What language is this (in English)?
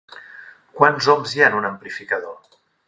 Catalan